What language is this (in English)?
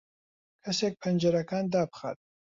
Central Kurdish